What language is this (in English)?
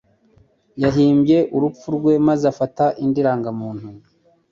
Kinyarwanda